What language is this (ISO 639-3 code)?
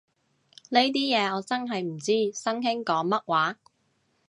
yue